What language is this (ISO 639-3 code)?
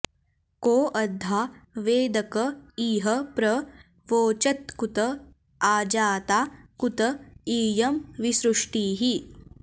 san